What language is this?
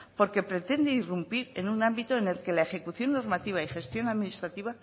Spanish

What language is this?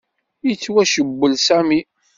Kabyle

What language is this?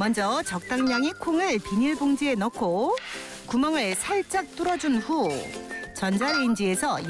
Korean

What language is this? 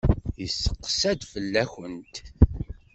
Kabyle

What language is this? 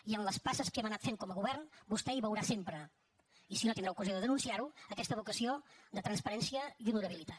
Catalan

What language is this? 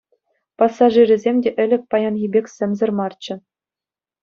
Chuvash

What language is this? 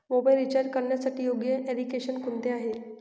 Marathi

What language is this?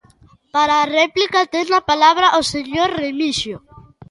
Galician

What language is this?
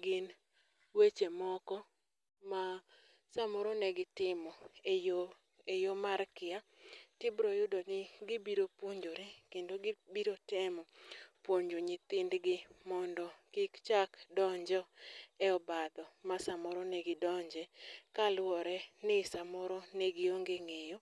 Luo (Kenya and Tanzania)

